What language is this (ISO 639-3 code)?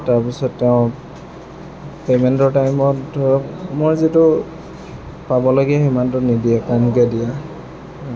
asm